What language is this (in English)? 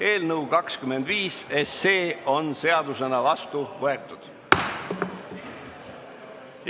Estonian